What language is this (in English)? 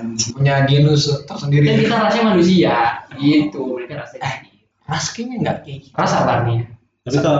Indonesian